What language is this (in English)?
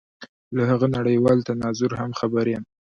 Pashto